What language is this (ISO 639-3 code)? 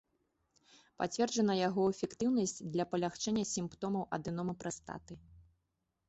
bel